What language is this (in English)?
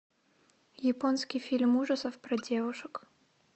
Russian